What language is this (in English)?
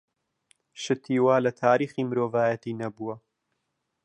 Central Kurdish